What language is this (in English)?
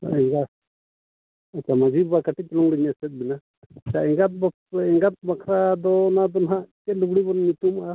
Santali